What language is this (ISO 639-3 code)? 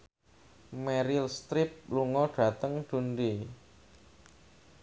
jav